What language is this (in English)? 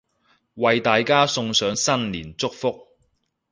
Cantonese